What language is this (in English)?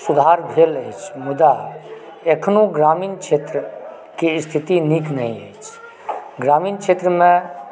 Maithili